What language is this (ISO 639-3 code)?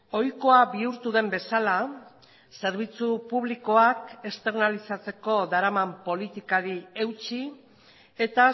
eus